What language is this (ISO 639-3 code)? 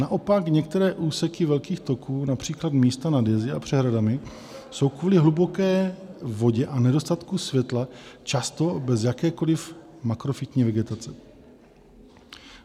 ces